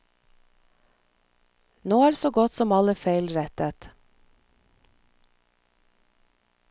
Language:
Norwegian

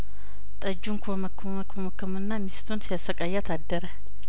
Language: Amharic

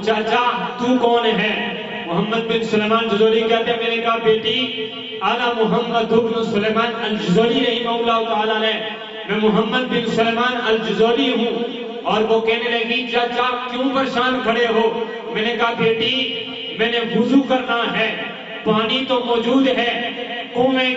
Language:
Romanian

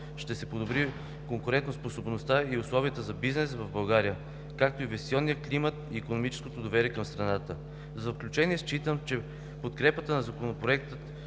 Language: Bulgarian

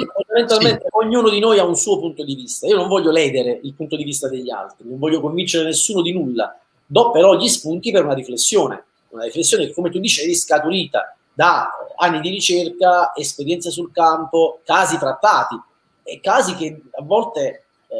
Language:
Italian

